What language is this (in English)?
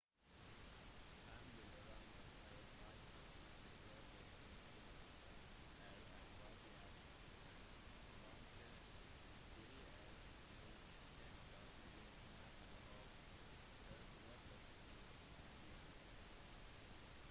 Norwegian Bokmål